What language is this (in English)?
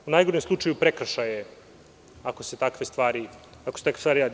Serbian